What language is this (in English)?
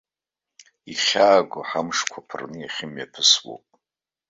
Abkhazian